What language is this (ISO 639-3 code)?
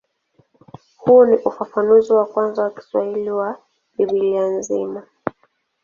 swa